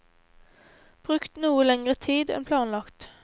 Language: Norwegian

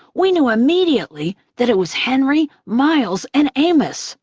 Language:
English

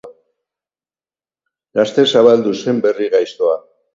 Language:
Basque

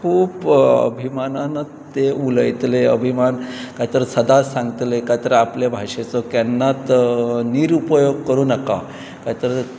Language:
Konkani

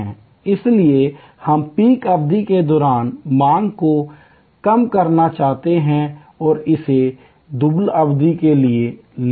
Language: Hindi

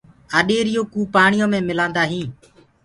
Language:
Gurgula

